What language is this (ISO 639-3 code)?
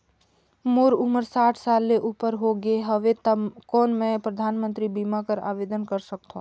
hne